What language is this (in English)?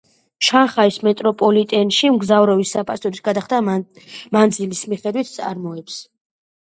Georgian